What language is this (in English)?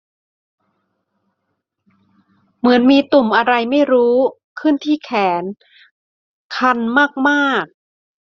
Thai